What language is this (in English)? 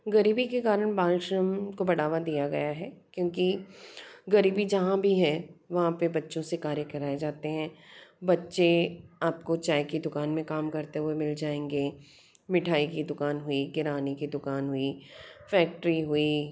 Hindi